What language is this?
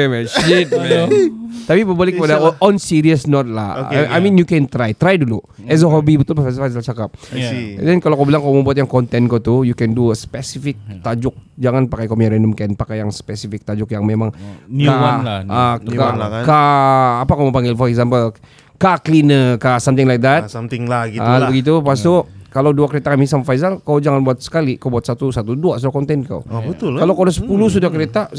Malay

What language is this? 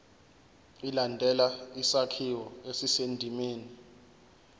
Zulu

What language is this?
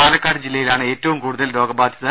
Malayalam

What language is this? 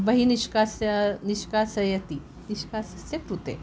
Sanskrit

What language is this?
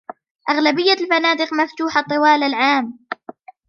Arabic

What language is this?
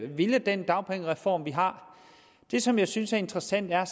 Danish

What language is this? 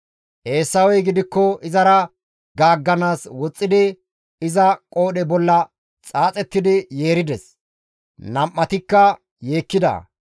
Gamo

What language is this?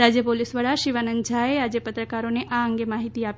Gujarati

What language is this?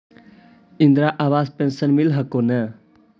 Magahi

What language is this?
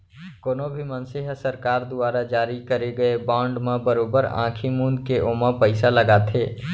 Chhattisgarhi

